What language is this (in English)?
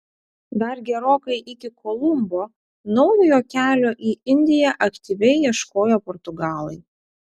Lithuanian